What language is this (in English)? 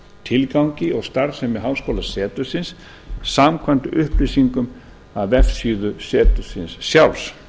Icelandic